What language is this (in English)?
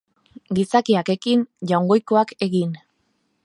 Basque